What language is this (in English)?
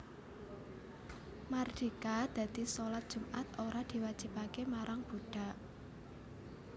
Javanese